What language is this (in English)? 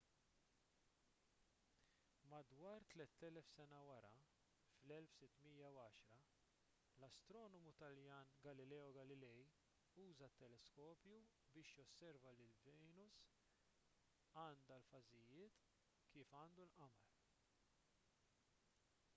Maltese